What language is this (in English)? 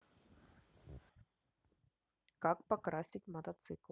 Russian